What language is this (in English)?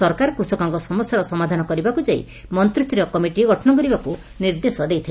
Odia